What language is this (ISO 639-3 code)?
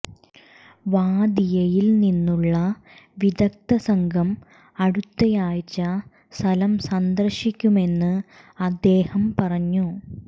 mal